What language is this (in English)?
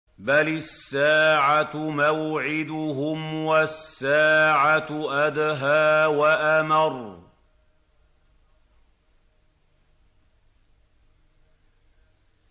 Arabic